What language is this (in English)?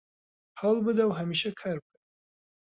Central Kurdish